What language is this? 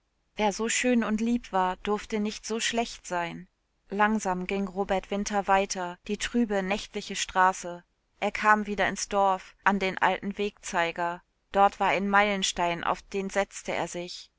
German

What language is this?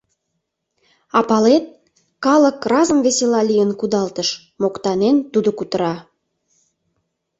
Mari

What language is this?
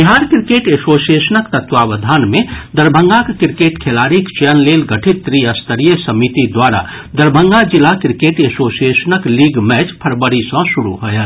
Maithili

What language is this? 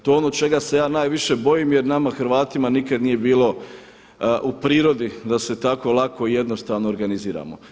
Croatian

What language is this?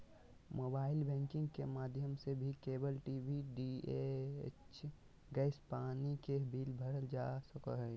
Magahi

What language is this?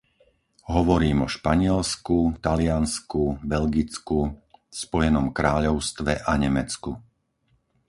Slovak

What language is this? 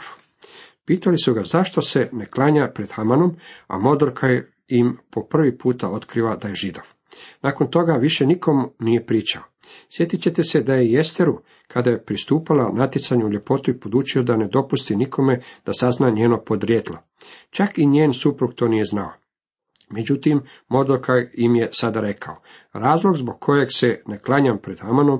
Croatian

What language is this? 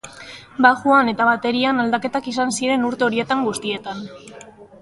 Basque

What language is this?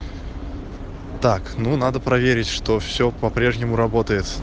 Russian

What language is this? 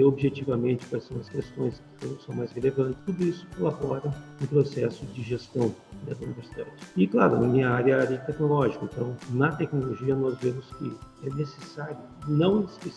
Portuguese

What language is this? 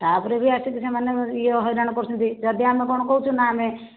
Odia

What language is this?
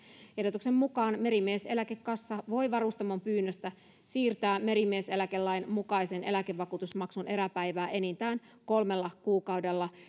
Finnish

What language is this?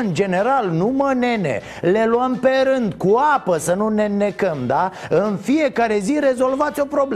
Romanian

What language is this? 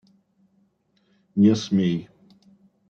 Russian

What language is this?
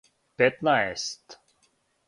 Serbian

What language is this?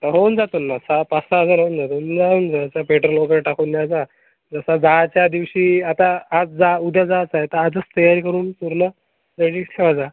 Marathi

